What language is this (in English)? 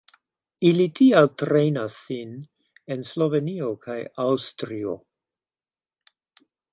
Esperanto